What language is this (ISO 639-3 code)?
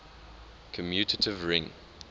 eng